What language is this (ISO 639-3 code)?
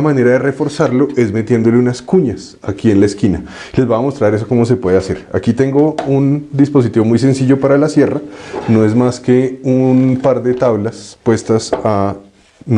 spa